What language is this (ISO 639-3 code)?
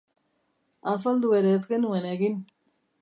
eus